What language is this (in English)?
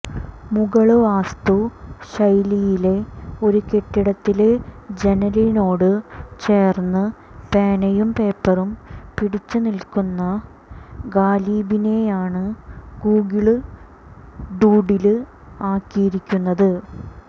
Malayalam